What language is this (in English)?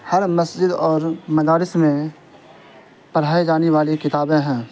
Urdu